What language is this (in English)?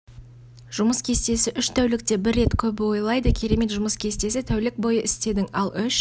Kazakh